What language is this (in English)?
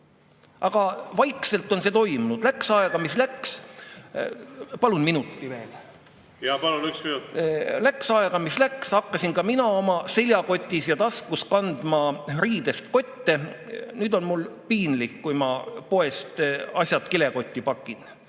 Estonian